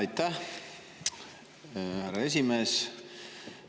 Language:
Estonian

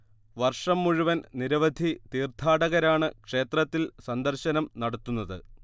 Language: Malayalam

